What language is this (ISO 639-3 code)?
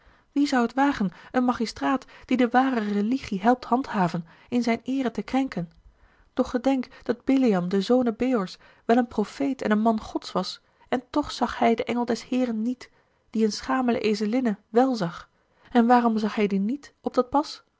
nld